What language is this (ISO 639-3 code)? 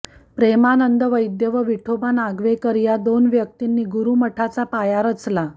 mar